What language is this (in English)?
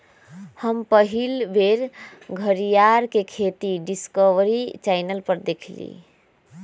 Magahi